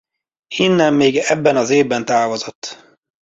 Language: Hungarian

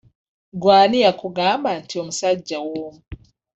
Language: Ganda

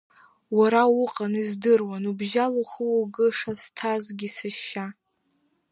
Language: Abkhazian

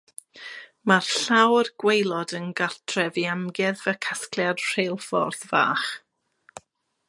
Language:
Welsh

